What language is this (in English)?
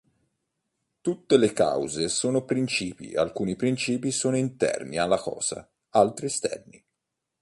Italian